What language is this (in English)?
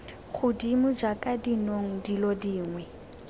Tswana